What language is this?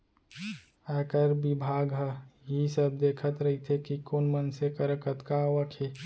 Chhattisgarhi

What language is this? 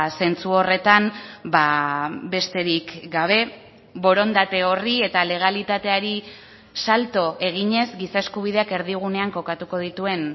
Basque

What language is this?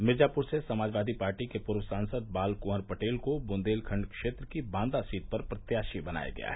Hindi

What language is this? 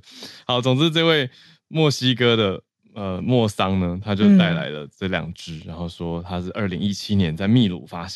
Chinese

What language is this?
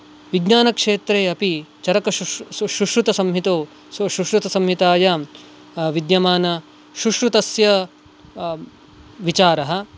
Sanskrit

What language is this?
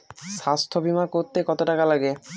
Bangla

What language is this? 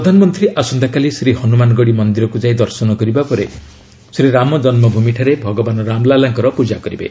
Odia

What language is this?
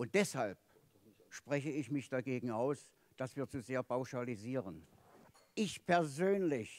German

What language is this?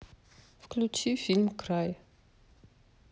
Russian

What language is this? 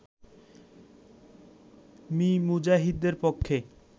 Bangla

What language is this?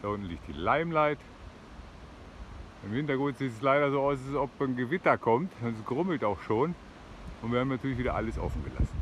German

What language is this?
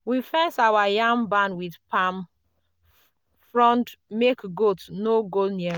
Nigerian Pidgin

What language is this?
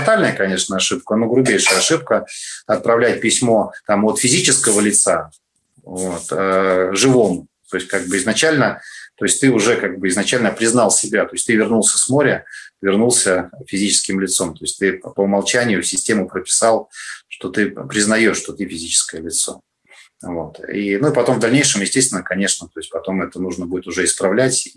Russian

